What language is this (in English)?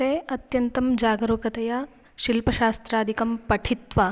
Sanskrit